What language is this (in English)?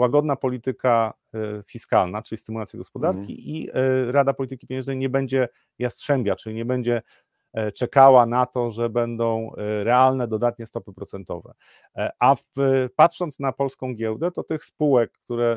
Polish